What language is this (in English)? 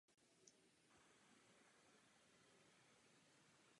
Czech